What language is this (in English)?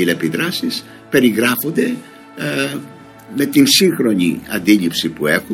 Greek